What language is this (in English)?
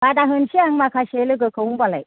Bodo